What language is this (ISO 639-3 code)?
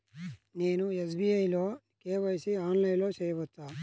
tel